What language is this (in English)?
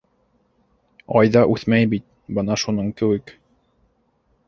Bashkir